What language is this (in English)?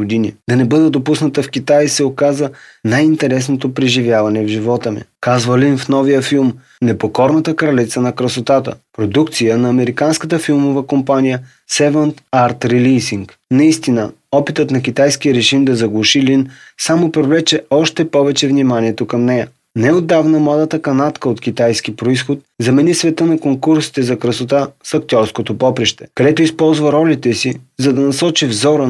Bulgarian